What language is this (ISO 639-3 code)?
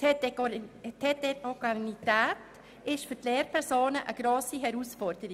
gsw